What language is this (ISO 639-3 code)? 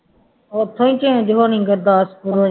pan